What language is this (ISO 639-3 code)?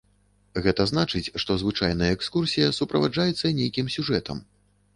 bel